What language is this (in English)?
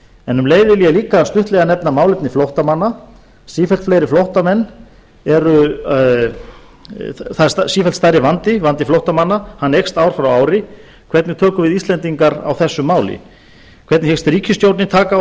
Icelandic